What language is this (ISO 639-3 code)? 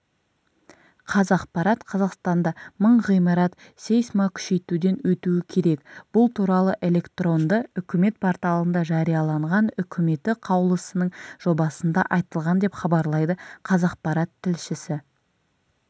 kaz